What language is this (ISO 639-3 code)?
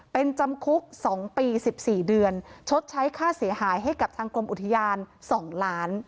tha